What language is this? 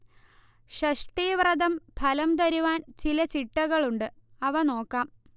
Malayalam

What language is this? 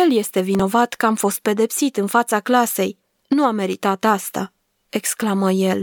Romanian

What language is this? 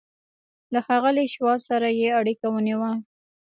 Pashto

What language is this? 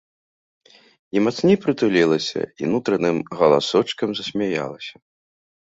Belarusian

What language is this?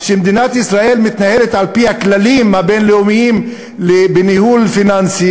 Hebrew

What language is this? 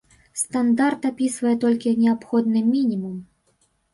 Belarusian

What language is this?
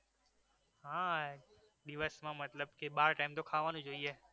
Gujarati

